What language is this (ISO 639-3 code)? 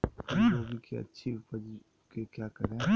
mag